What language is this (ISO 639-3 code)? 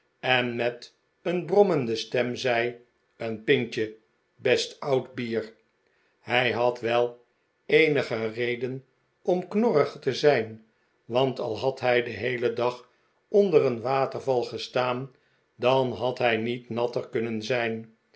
nld